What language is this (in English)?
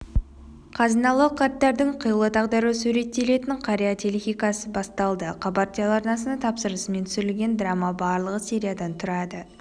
Kazakh